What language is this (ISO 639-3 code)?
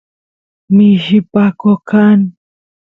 qus